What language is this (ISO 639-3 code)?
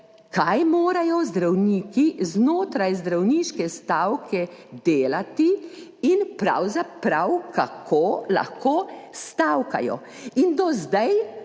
slv